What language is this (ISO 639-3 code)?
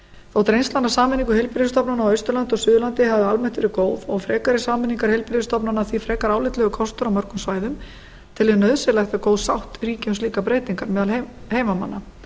isl